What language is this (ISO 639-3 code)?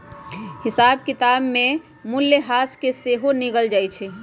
mag